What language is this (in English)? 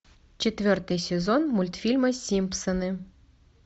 Russian